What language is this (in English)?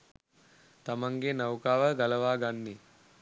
Sinhala